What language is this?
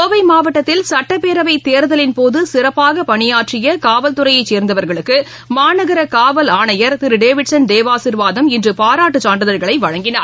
Tamil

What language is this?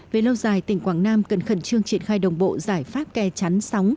Vietnamese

